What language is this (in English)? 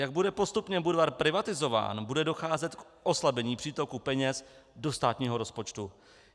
Czech